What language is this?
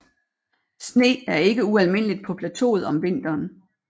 Danish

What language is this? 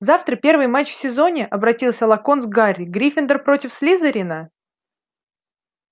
Russian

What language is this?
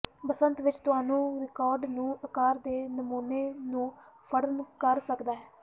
Punjabi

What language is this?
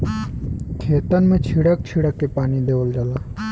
Bhojpuri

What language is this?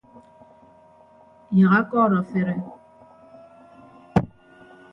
Ibibio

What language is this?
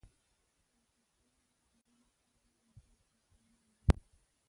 Pashto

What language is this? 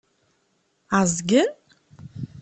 Kabyle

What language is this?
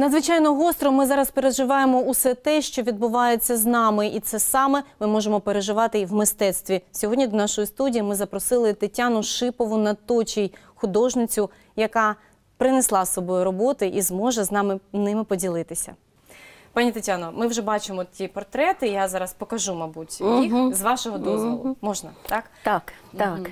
Ukrainian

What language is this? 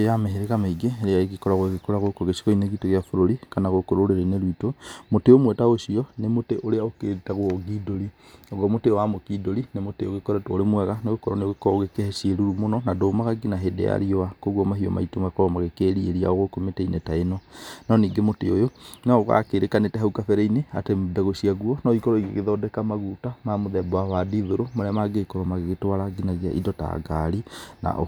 Kikuyu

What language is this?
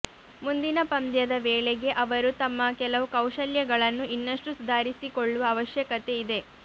Kannada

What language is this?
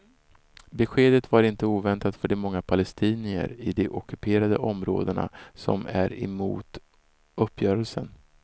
Swedish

